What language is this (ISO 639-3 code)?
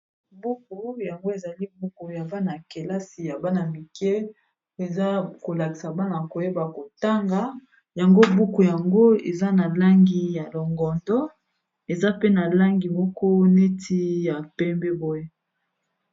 lin